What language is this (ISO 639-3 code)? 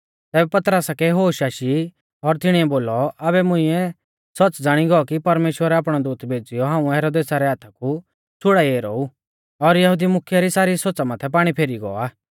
bfz